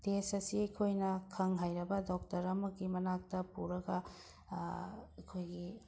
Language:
Manipuri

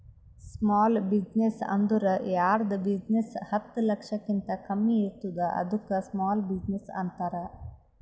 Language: Kannada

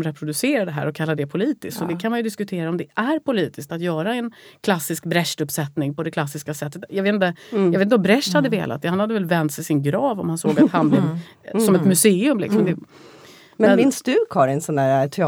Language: Swedish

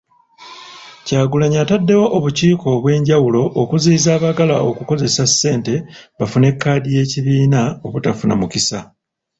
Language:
Ganda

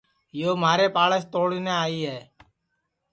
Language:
Sansi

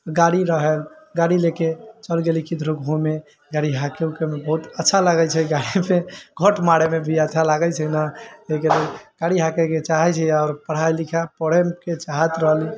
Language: Maithili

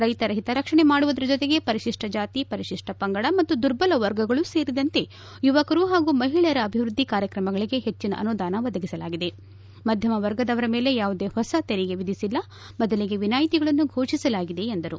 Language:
Kannada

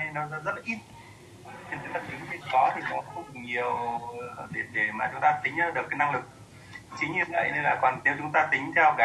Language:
Vietnamese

